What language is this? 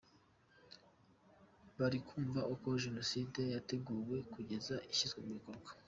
Kinyarwanda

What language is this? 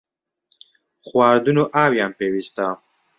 Central Kurdish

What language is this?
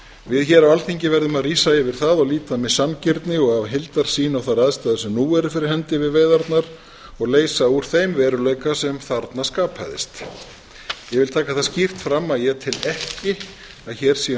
Icelandic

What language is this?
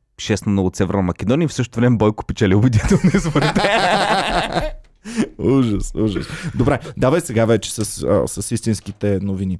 Bulgarian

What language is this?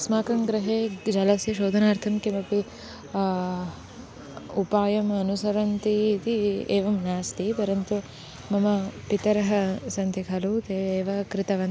Sanskrit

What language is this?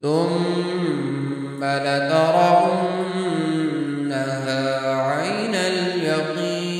Arabic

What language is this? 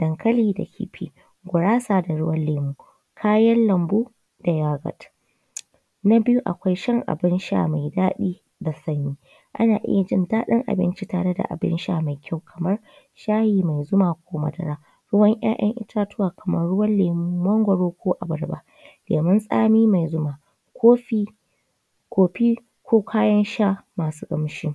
Hausa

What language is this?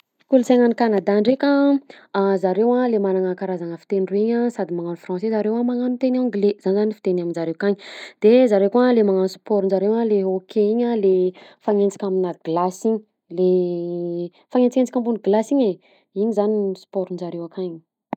Southern Betsimisaraka Malagasy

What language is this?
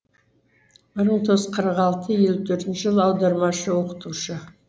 Kazakh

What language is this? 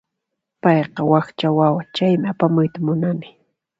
Puno Quechua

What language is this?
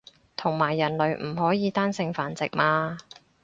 Cantonese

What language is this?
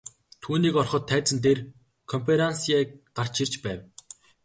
Mongolian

